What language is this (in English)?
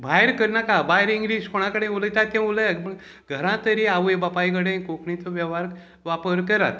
Konkani